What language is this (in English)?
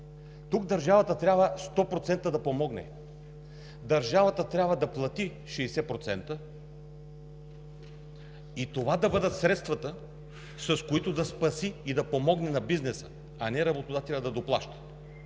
Bulgarian